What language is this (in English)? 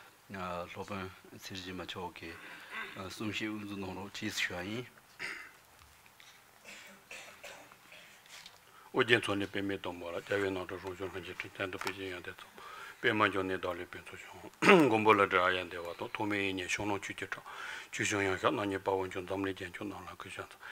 Romanian